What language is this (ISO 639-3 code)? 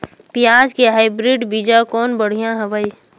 hne